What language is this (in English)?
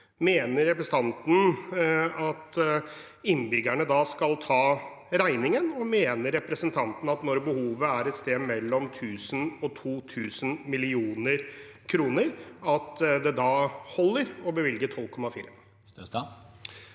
Norwegian